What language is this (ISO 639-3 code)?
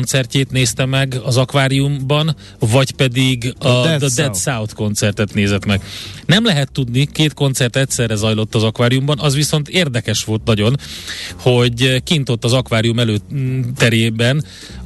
hun